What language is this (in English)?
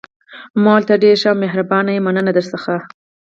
Pashto